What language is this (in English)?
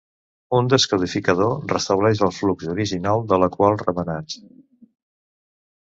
Catalan